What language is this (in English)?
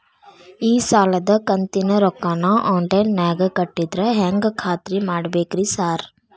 Kannada